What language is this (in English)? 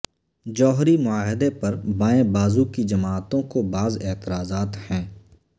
Urdu